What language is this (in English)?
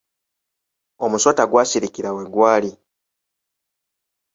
Ganda